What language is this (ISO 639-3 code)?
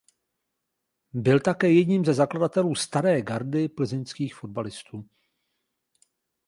ces